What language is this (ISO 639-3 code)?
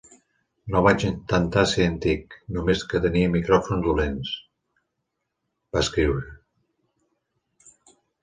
cat